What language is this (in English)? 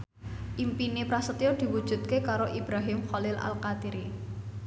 Javanese